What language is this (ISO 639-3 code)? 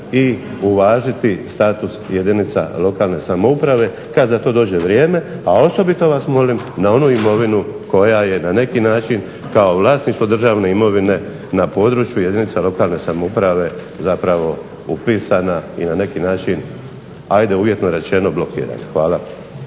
hrv